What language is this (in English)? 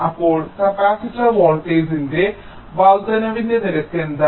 Malayalam